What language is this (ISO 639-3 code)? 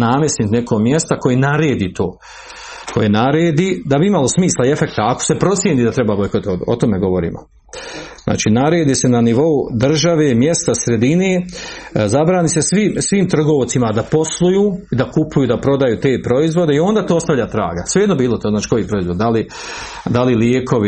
hrv